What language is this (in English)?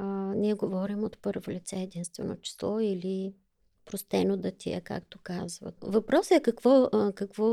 Bulgarian